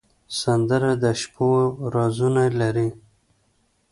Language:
Pashto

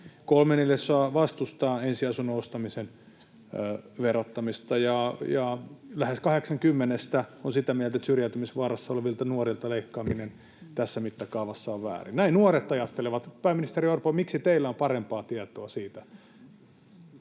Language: Finnish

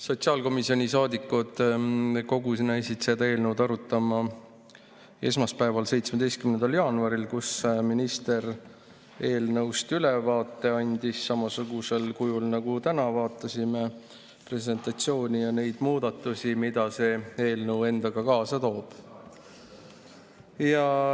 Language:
Estonian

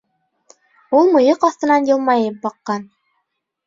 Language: Bashkir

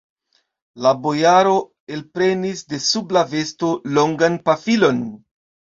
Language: Esperanto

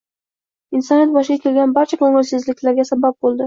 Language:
Uzbek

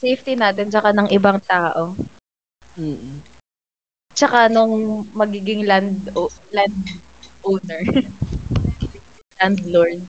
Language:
Filipino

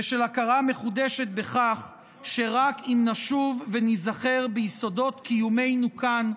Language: Hebrew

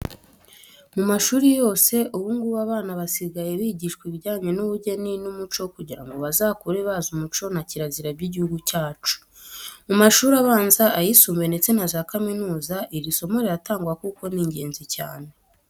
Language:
Kinyarwanda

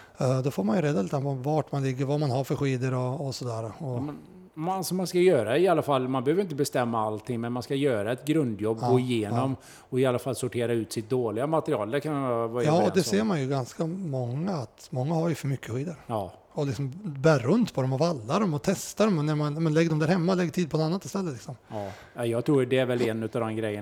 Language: Swedish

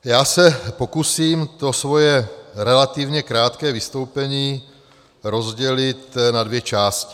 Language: Czech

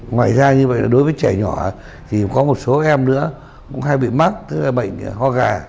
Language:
Vietnamese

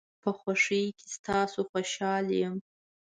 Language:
Pashto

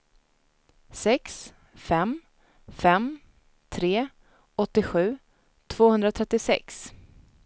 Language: Swedish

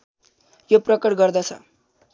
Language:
Nepali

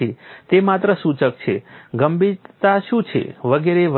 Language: Gujarati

